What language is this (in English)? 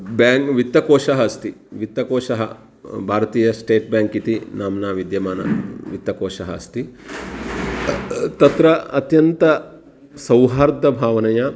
Sanskrit